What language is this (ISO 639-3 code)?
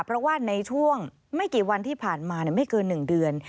tha